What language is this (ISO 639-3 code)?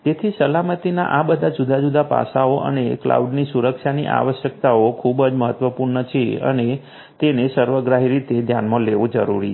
guj